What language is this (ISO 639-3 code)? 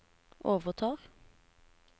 nor